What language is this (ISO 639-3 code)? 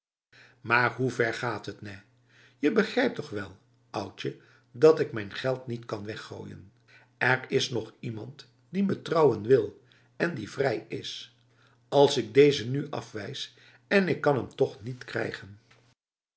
nld